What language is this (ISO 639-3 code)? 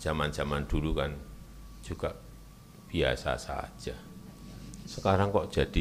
ind